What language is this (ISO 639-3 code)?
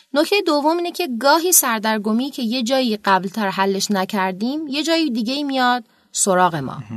fas